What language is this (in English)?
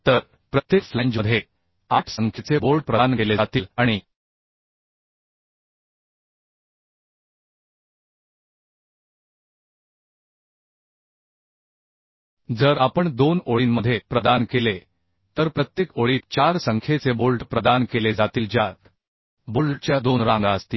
Marathi